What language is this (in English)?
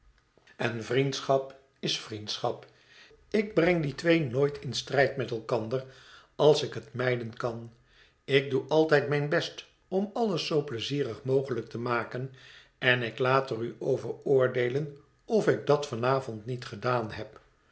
Dutch